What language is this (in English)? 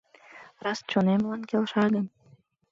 Mari